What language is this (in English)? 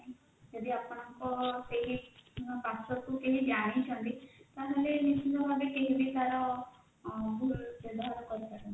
Odia